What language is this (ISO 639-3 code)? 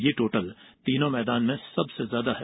hin